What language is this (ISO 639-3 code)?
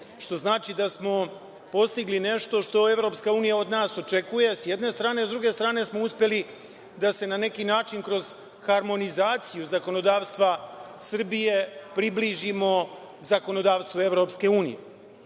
srp